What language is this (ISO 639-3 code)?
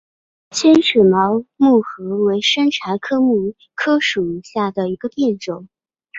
zho